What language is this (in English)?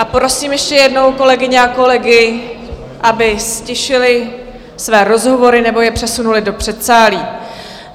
Czech